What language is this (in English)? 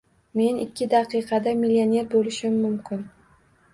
Uzbek